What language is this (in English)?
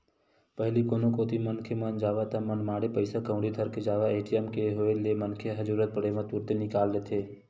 Chhattisgarhi